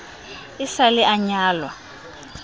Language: Southern Sotho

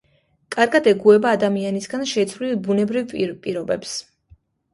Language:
Georgian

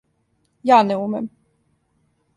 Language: Serbian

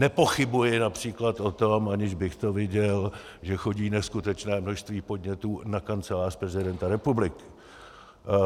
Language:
Czech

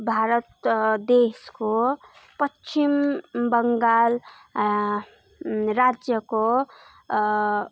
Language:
Nepali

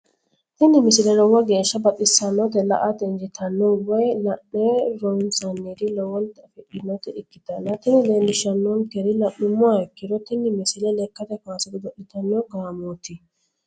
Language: Sidamo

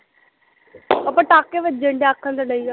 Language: Punjabi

